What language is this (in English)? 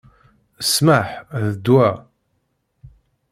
Kabyle